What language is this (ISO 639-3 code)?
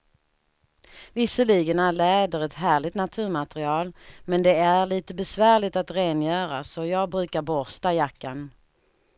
swe